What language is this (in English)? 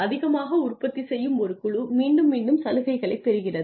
Tamil